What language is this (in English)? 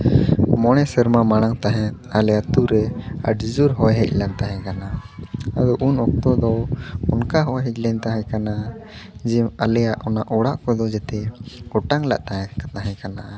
Santali